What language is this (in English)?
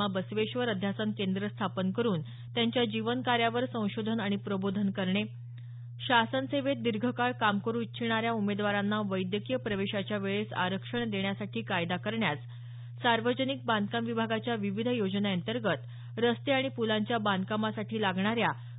Marathi